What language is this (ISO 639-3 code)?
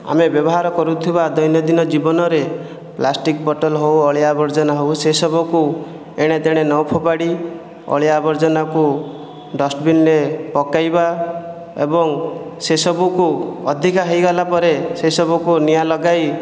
ori